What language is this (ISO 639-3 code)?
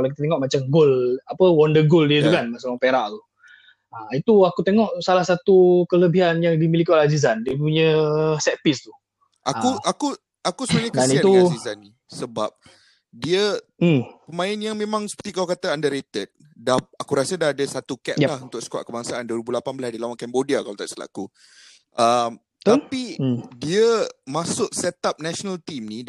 msa